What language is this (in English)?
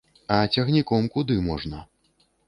Belarusian